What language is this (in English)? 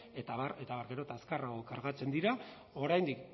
Basque